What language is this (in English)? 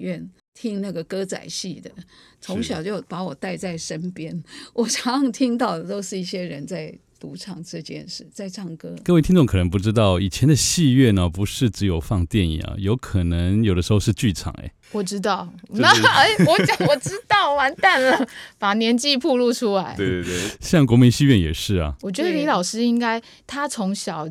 Chinese